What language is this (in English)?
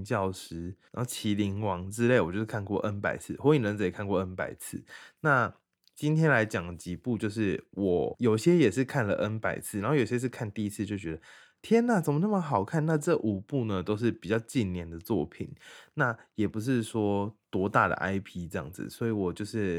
Chinese